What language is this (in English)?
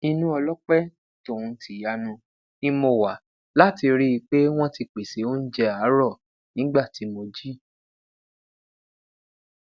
Yoruba